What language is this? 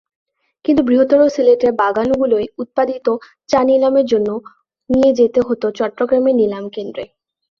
Bangla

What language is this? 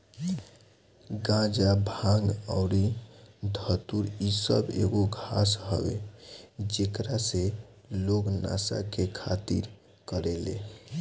Bhojpuri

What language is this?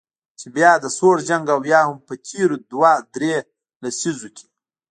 Pashto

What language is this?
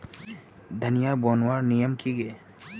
Magahi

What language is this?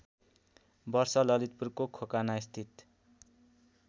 Nepali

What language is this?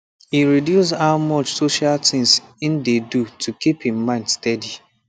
Nigerian Pidgin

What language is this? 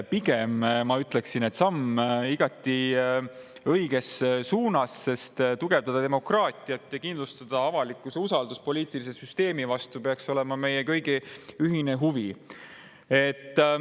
Estonian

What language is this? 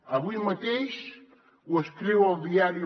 Catalan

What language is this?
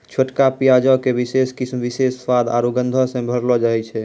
Maithili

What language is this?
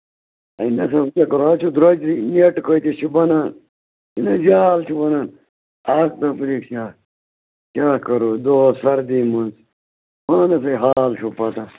Kashmiri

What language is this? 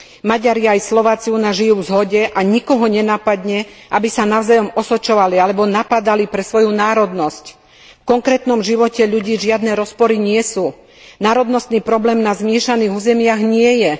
Slovak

